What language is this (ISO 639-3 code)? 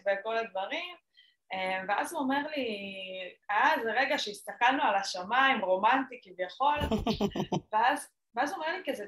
heb